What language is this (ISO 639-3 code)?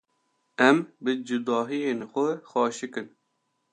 kur